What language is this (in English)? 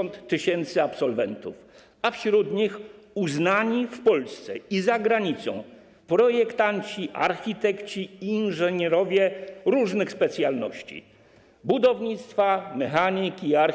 Polish